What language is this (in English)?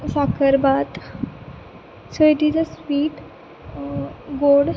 Konkani